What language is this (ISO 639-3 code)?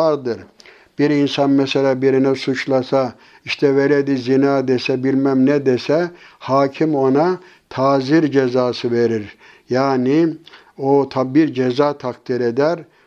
tur